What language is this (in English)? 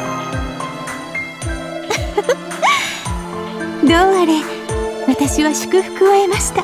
Japanese